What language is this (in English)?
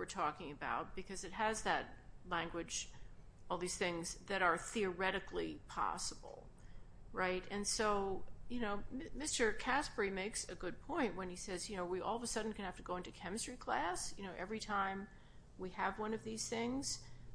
English